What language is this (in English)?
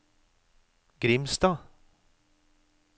Norwegian